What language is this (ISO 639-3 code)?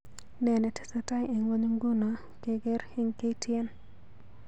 kln